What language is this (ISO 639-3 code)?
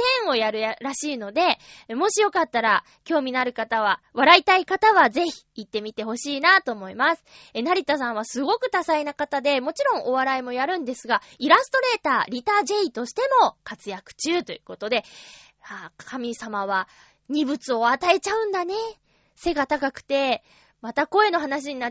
jpn